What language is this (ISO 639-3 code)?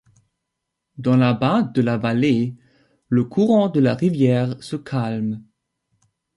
fra